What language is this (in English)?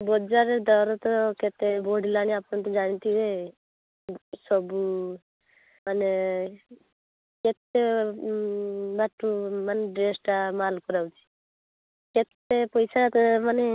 Odia